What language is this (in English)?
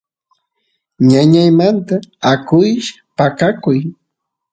Santiago del Estero Quichua